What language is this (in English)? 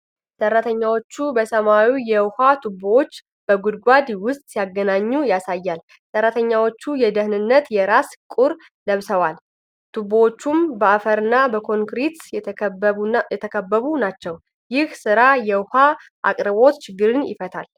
Amharic